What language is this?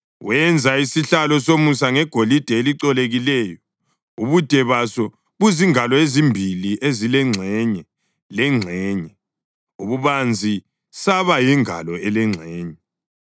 North Ndebele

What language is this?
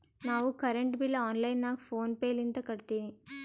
Kannada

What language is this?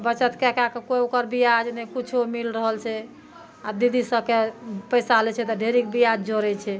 Maithili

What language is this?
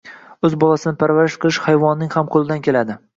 Uzbek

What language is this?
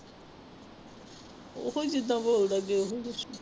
Punjabi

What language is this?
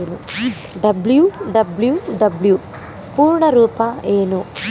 Kannada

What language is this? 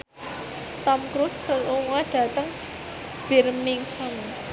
Javanese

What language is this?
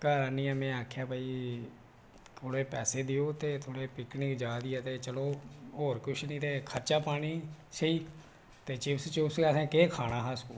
Dogri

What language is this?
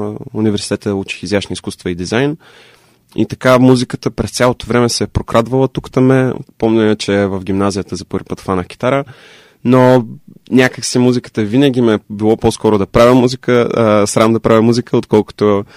Bulgarian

